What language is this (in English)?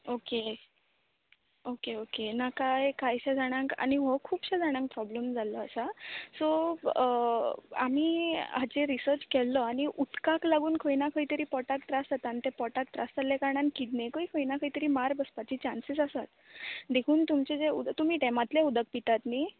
Konkani